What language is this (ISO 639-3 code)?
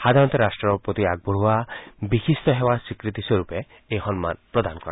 asm